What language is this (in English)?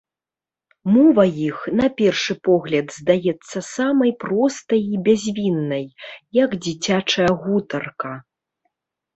Belarusian